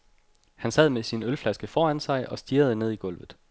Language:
Danish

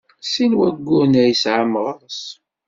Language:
Kabyle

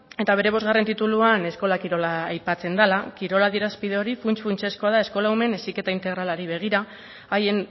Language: Basque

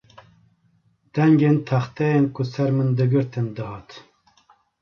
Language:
Kurdish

